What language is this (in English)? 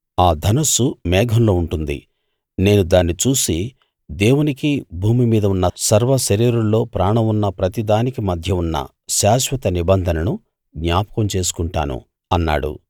Telugu